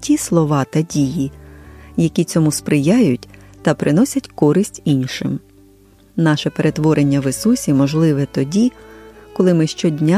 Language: Ukrainian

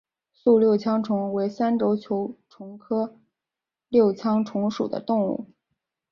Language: Chinese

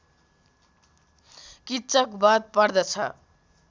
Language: Nepali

